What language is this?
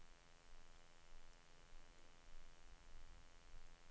Swedish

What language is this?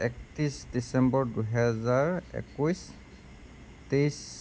Assamese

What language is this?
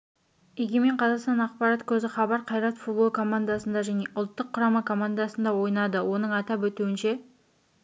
Kazakh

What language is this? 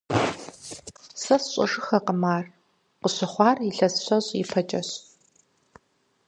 Kabardian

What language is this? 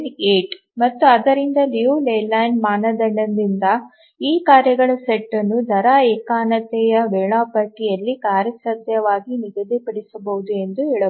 Kannada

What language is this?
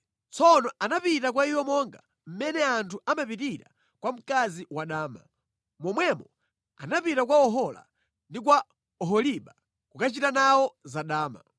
Nyanja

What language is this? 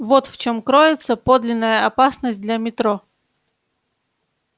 Russian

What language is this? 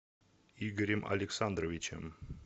Russian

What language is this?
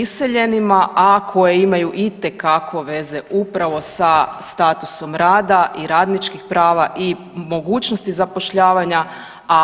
Croatian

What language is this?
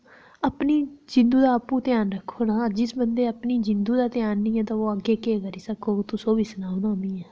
Dogri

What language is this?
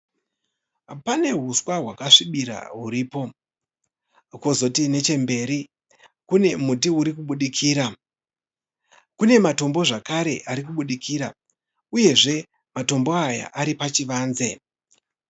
Shona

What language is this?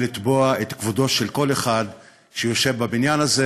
Hebrew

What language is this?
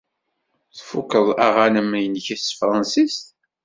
Kabyle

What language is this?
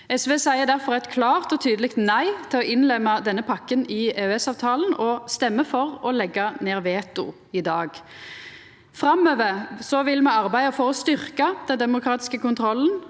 Norwegian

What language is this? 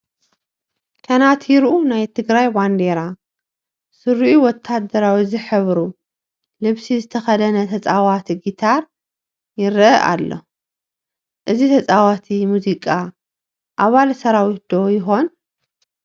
Tigrinya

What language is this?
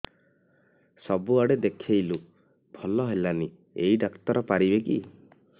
Odia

